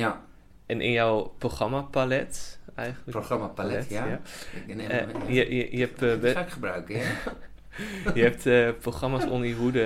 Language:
Dutch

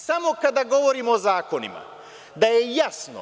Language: Serbian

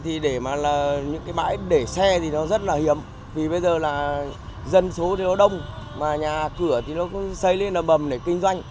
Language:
Vietnamese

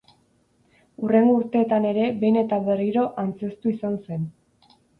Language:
Basque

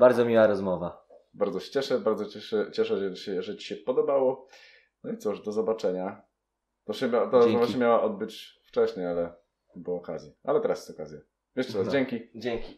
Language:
Polish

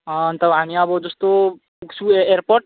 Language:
Nepali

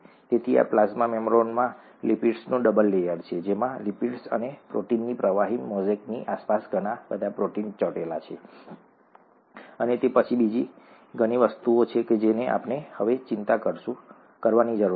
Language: Gujarati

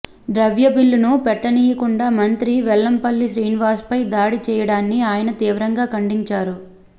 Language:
Telugu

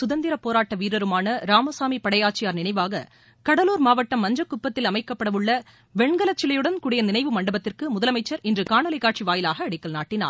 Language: Tamil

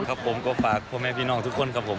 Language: Thai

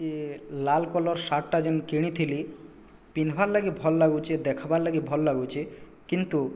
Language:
Odia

